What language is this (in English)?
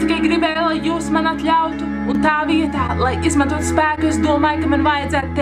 Latvian